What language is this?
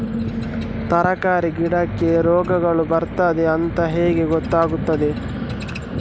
Kannada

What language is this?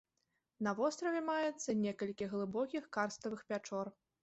Belarusian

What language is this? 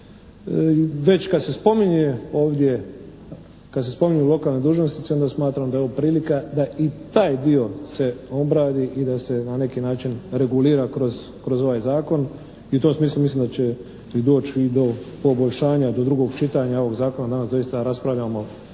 Croatian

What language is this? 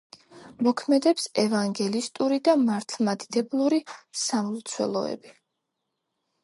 Georgian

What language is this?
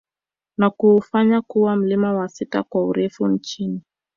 Swahili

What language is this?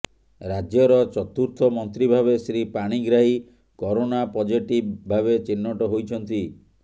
Odia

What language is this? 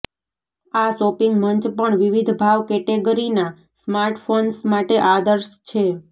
Gujarati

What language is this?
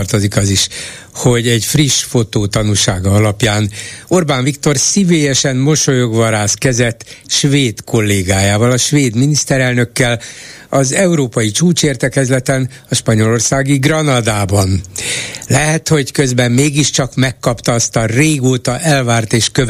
Hungarian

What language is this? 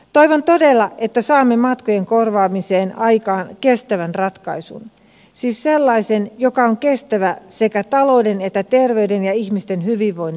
Finnish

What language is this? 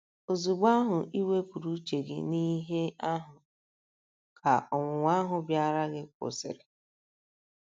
Igbo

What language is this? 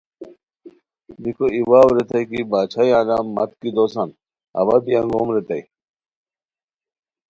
Khowar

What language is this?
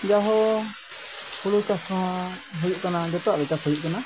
Santali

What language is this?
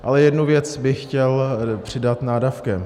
Czech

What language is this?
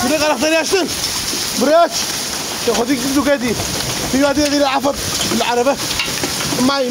Arabic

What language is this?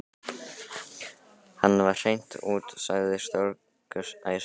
Icelandic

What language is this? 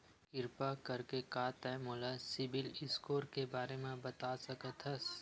Chhattisgarhi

